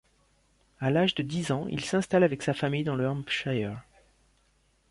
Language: French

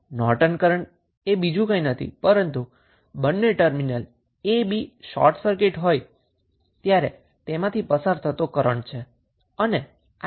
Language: Gujarati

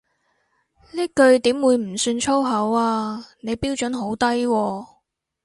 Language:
Cantonese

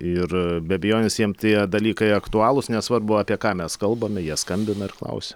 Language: Lithuanian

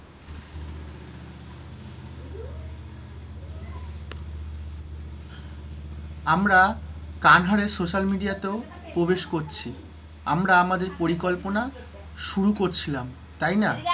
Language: Bangla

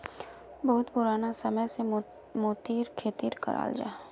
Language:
Magahi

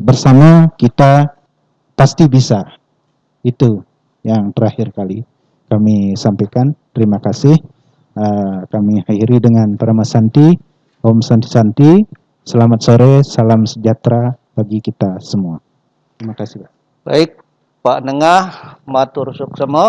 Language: Indonesian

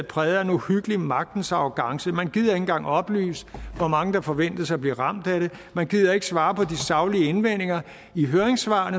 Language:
Danish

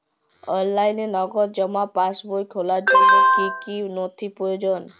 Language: Bangla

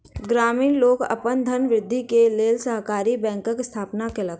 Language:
Maithili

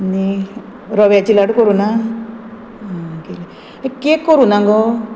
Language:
Konkani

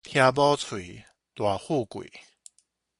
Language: Min Nan Chinese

